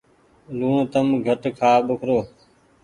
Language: Goaria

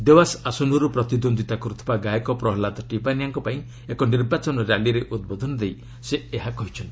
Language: Odia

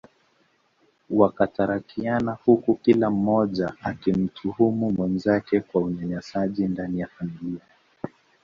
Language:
Swahili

